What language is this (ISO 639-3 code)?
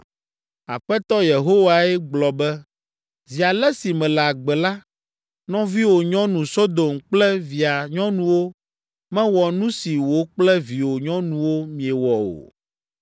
ewe